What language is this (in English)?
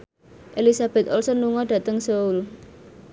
Javanese